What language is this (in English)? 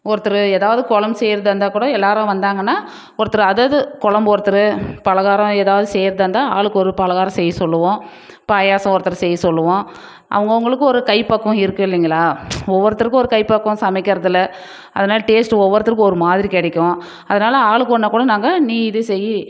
Tamil